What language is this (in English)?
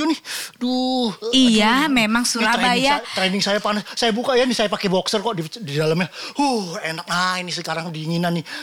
Indonesian